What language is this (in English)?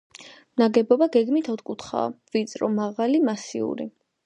Georgian